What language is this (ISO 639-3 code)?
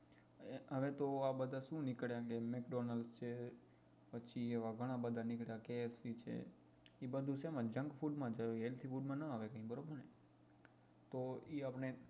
guj